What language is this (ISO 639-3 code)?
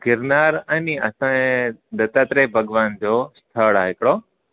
snd